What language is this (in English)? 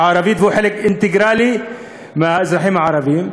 Hebrew